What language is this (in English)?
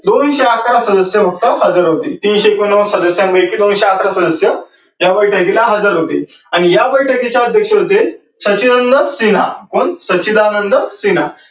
Marathi